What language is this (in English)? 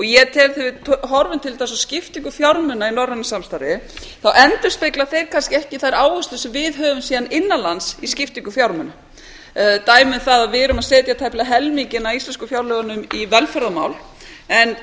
Icelandic